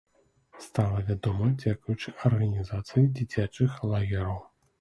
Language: Belarusian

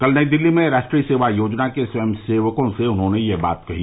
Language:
Hindi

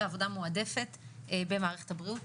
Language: Hebrew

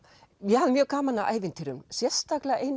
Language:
Icelandic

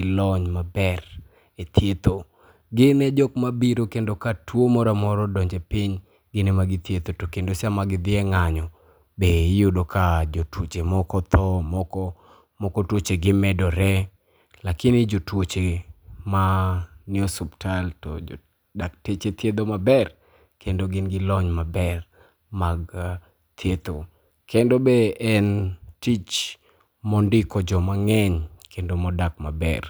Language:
Luo (Kenya and Tanzania)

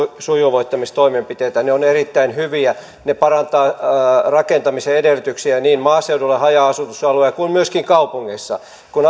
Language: Finnish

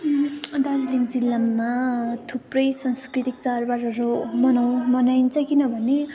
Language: Nepali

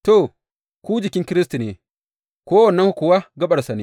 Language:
Hausa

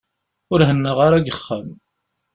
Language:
Kabyle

